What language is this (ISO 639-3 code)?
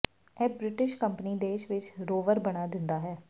pan